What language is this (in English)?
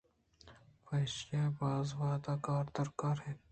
Eastern Balochi